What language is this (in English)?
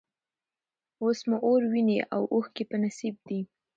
Pashto